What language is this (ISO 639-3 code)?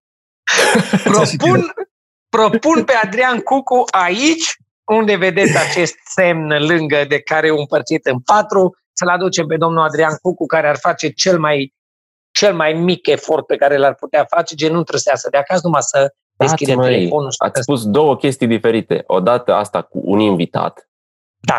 ron